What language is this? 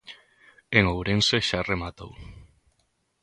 Galician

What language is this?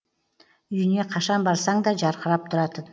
Kazakh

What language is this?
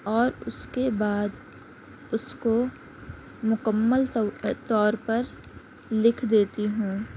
Urdu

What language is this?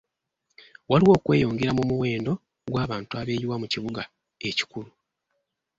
Ganda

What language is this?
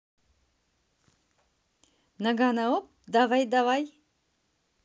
Russian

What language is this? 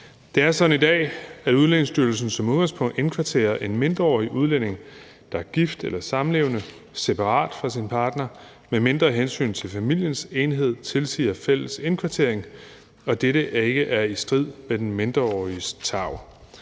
Danish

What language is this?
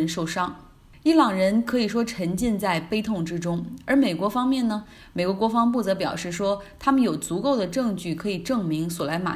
Chinese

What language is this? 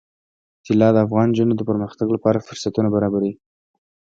Pashto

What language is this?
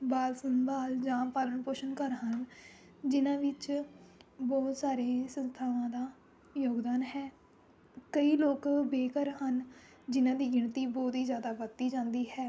Punjabi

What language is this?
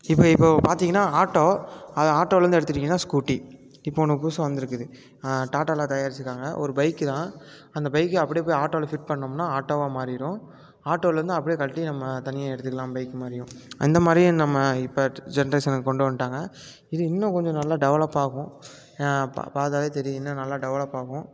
Tamil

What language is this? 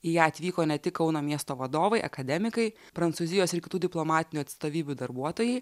Lithuanian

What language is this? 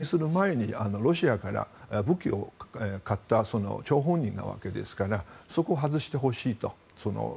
Japanese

